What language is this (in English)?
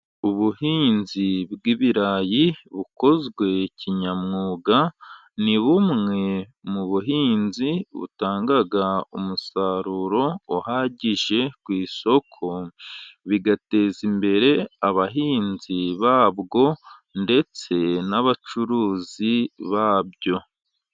Kinyarwanda